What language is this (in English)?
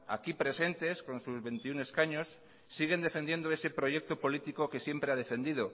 Spanish